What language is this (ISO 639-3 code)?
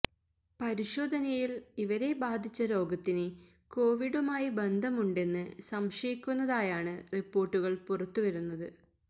mal